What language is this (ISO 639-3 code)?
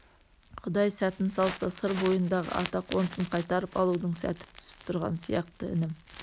kaz